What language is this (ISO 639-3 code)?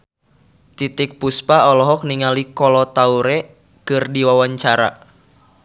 sun